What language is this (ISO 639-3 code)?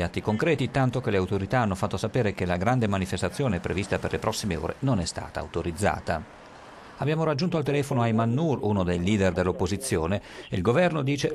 ita